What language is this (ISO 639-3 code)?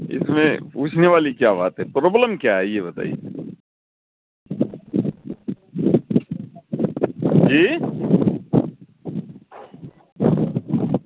urd